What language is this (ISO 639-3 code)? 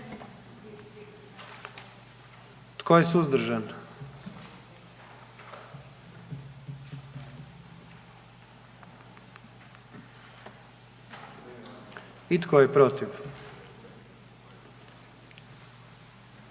hrv